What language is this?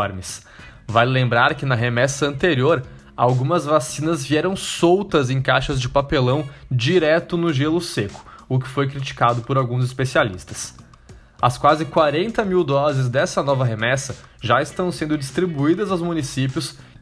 Portuguese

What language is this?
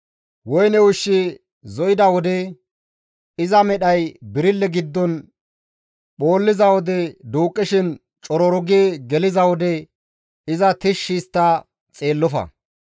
Gamo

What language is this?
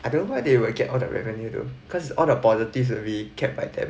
English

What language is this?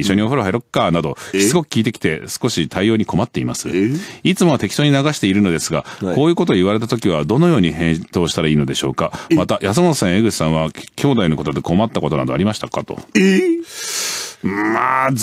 Japanese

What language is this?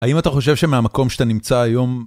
Hebrew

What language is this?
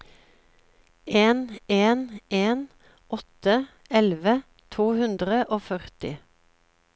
Norwegian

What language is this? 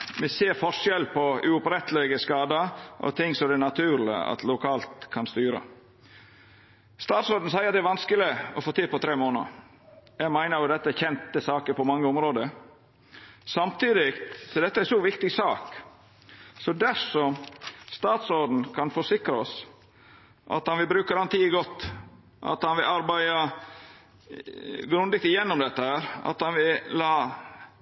Norwegian Nynorsk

